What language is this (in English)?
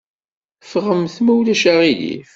Kabyle